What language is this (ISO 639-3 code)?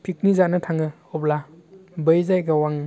brx